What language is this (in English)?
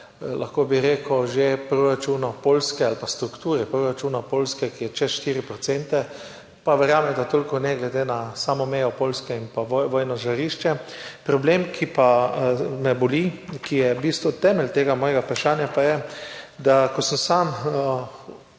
Slovenian